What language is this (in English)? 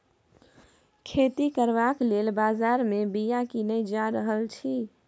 Maithili